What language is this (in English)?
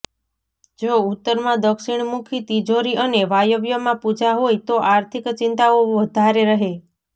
Gujarati